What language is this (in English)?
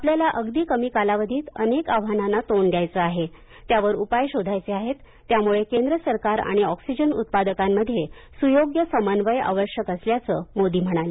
Marathi